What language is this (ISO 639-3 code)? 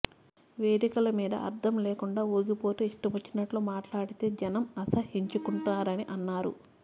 tel